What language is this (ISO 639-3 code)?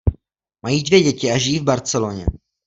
ces